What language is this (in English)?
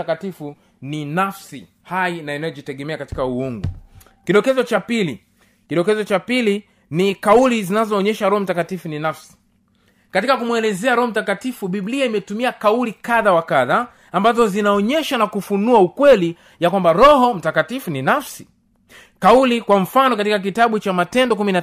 Swahili